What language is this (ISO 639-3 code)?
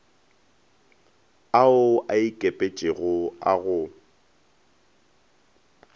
nso